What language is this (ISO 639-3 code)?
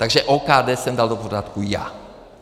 ces